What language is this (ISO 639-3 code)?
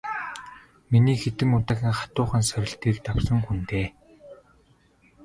mon